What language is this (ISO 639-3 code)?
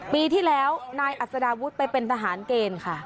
tha